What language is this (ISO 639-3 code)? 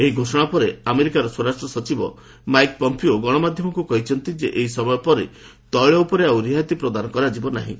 ori